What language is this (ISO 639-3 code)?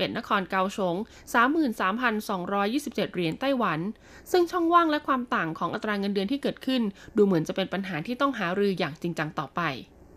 tha